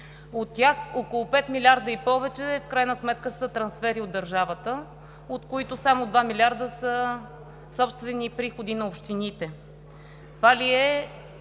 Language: Bulgarian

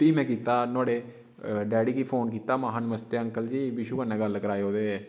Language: Dogri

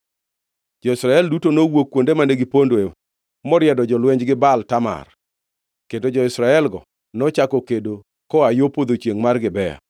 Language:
Luo (Kenya and Tanzania)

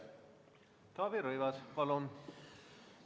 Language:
Estonian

